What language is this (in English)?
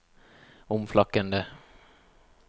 Norwegian